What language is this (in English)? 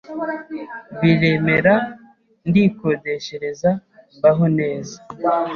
Kinyarwanda